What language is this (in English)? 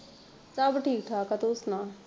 Punjabi